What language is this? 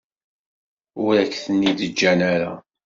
Kabyle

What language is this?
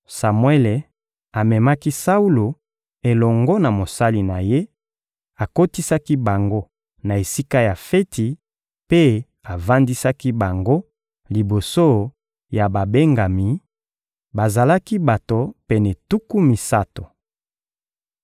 Lingala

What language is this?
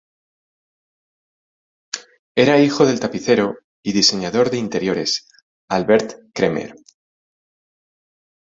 Spanish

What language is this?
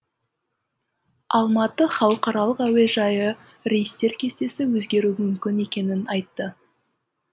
Kazakh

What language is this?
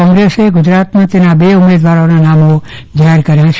Gujarati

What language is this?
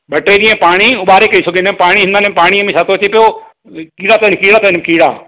Sindhi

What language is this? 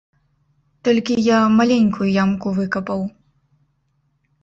Belarusian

